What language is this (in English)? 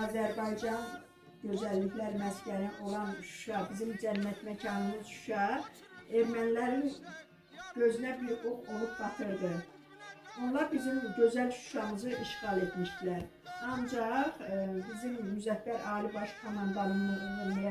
Turkish